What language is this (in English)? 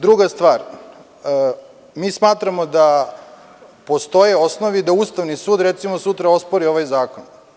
Serbian